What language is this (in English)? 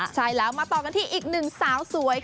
Thai